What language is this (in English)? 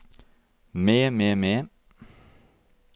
Norwegian